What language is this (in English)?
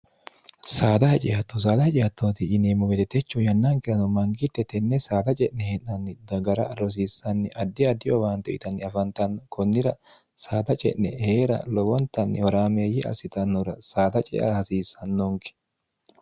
Sidamo